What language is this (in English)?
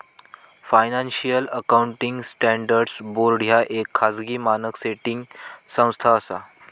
Marathi